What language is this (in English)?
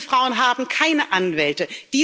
German